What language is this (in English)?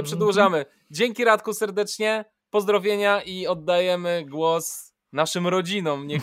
Polish